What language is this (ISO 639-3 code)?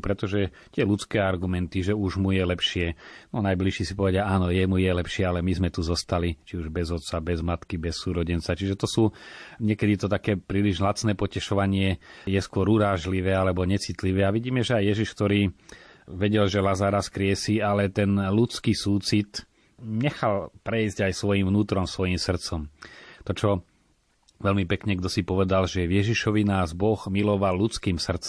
slk